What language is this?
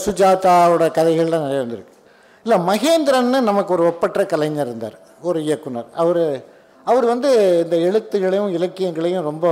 Tamil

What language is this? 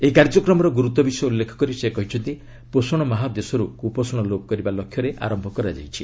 Odia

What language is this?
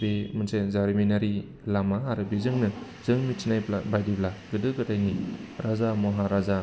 Bodo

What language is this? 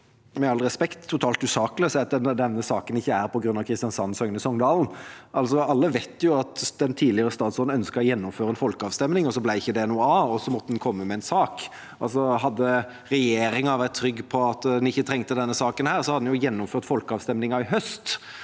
Norwegian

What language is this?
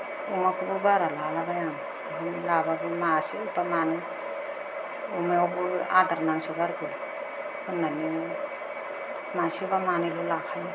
Bodo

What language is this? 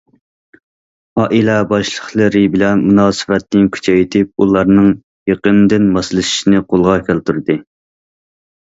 Uyghur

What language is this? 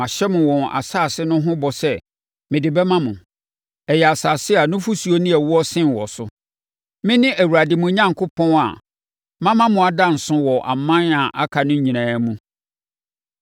Akan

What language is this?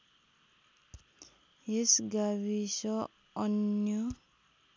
Nepali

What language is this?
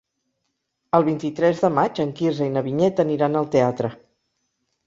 Catalan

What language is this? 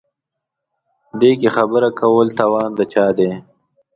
Pashto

